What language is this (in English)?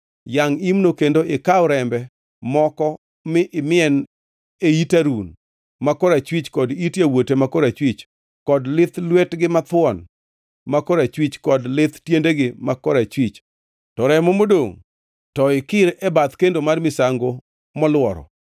Luo (Kenya and Tanzania)